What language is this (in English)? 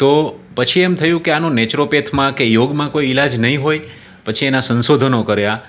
Gujarati